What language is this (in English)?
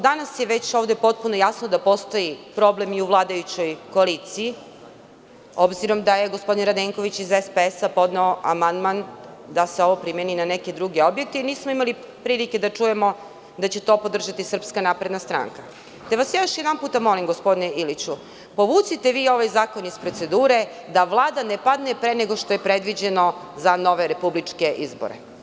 Serbian